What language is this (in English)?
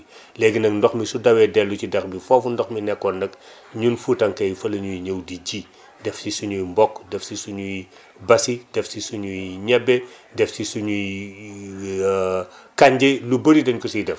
Wolof